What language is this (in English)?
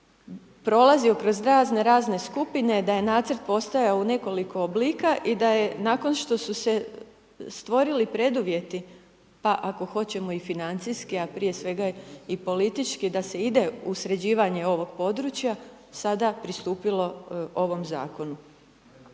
Croatian